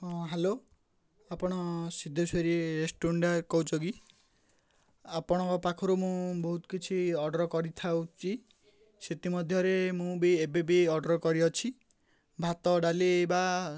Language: Odia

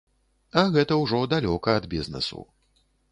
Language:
Belarusian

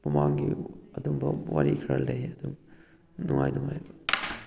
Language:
Manipuri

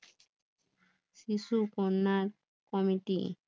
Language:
Bangla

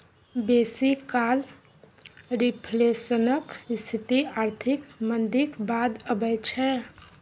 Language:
Maithili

